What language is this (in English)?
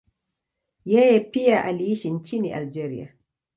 Swahili